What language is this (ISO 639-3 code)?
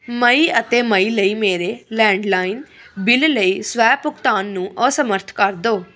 pan